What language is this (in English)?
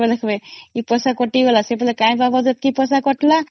Odia